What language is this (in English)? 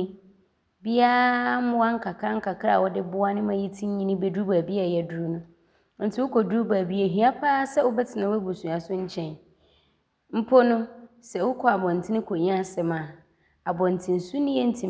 Abron